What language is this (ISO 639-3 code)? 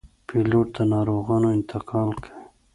pus